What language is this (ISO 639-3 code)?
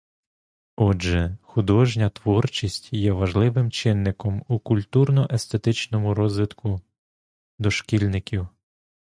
ukr